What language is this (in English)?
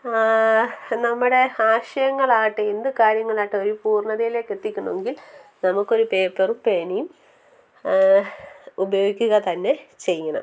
Malayalam